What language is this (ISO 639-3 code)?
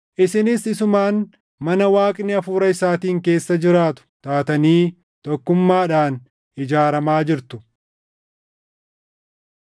orm